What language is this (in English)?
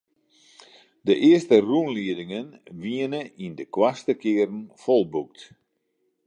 Western Frisian